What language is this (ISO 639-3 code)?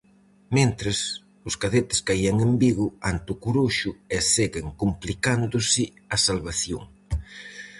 glg